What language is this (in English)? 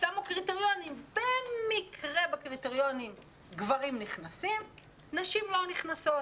Hebrew